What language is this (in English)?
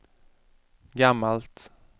Swedish